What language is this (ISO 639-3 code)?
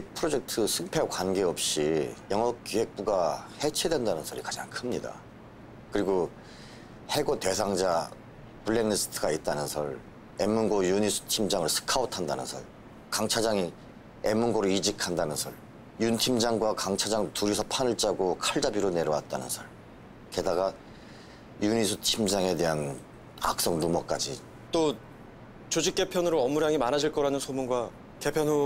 kor